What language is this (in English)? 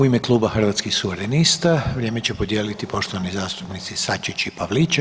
Croatian